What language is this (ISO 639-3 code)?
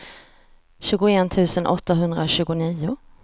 swe